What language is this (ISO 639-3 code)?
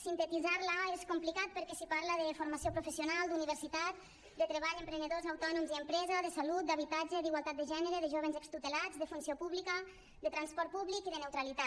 cat